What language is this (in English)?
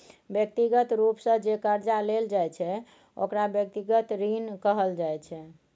Maithili